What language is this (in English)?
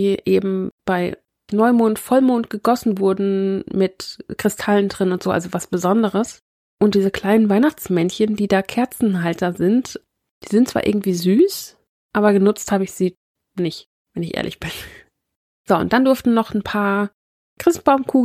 German